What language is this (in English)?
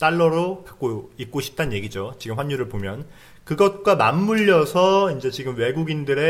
Korean